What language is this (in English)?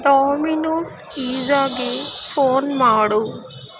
Kannada